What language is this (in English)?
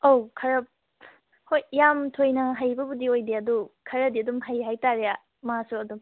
Manipuri